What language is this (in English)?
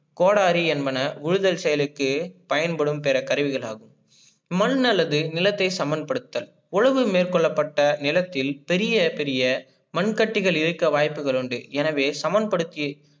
Tamil